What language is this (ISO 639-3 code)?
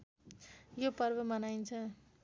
nep